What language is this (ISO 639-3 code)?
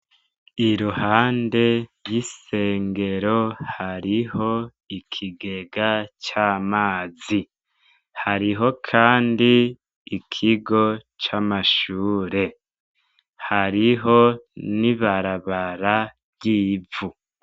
run